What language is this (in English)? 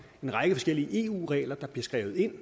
Danish